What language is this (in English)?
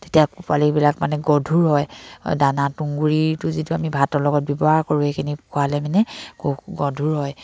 Assamese